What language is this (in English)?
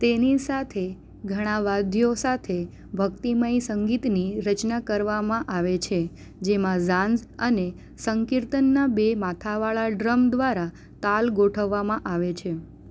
Gujarati